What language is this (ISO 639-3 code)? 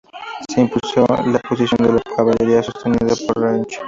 spa